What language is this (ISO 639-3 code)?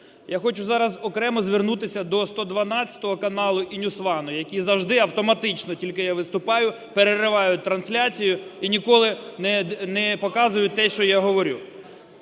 ukr